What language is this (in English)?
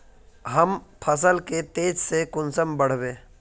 Magahi